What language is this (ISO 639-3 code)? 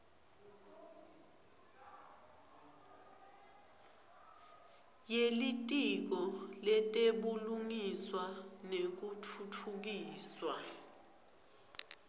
ssw